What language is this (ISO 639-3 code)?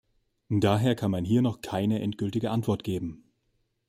deu